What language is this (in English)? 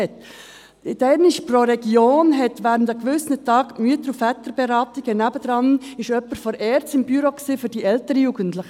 Swiss German